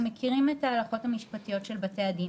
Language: Hebrew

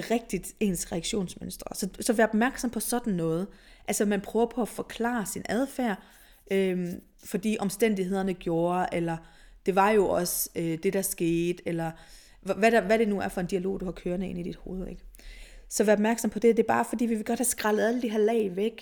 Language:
Danish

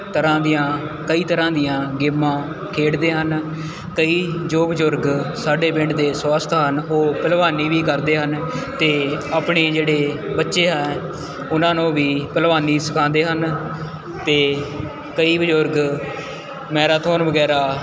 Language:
Punjabi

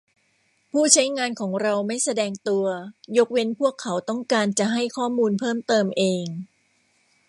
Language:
Thai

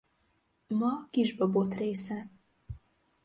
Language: Hungarian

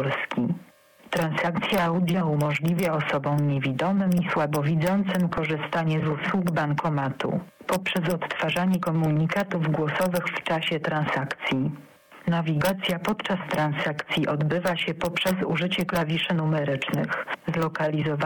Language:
Polish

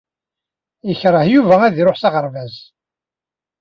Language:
Kabyle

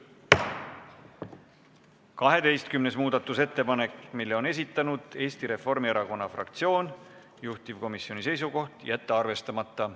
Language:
Estonian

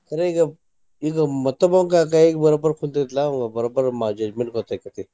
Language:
Kannada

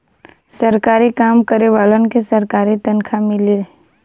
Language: Bhojpuri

